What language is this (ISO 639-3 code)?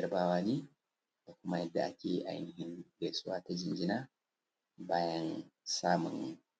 hau